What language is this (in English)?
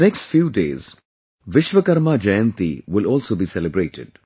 English